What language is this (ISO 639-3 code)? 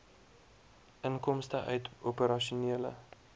afr